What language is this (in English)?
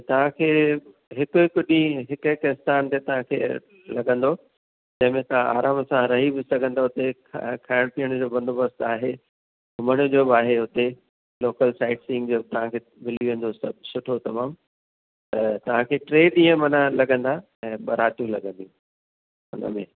Sindhi